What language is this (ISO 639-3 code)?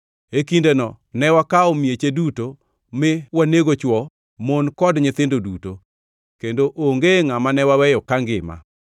luo